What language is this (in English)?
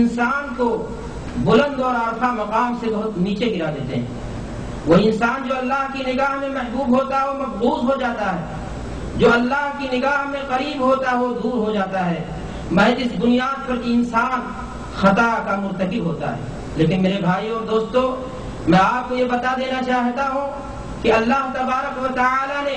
Urdu